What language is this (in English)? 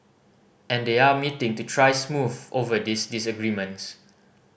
English